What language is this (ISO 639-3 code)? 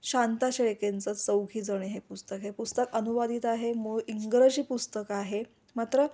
mar